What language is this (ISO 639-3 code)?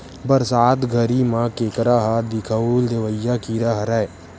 hne